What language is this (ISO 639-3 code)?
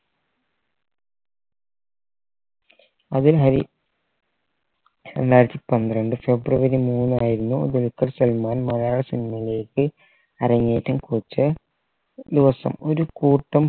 mal